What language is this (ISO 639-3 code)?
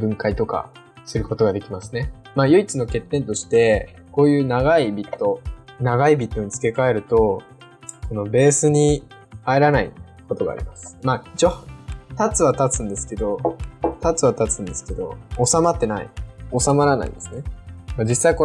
jpn